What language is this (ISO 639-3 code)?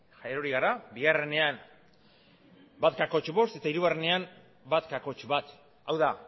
eus